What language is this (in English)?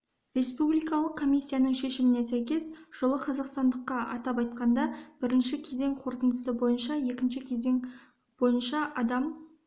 Kazakh